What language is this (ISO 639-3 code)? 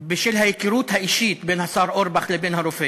heb